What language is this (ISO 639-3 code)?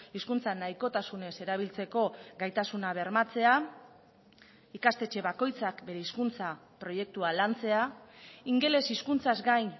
eus